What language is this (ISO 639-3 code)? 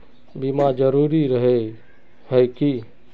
mag